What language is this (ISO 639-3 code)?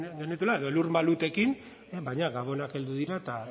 eus